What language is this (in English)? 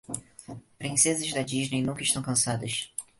Portuguese